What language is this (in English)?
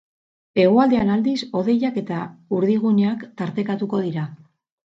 Basque